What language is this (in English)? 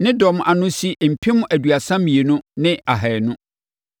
Akan